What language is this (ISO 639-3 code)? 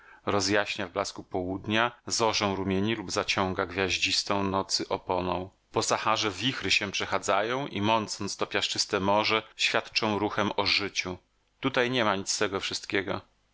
pol